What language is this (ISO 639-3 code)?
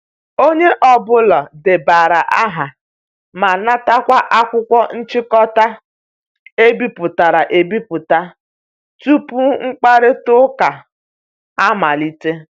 ibo